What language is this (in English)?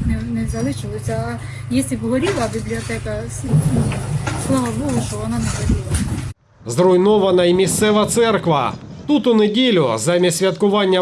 Ukrainian